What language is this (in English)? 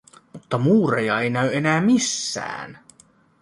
Finnish